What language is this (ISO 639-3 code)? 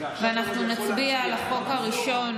heb